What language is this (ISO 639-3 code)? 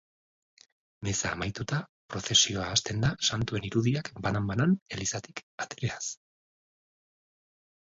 eus